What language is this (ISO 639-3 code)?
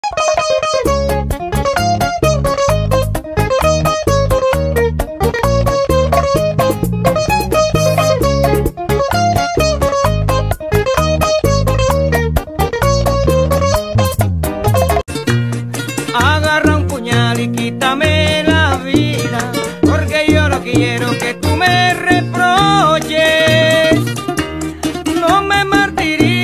tha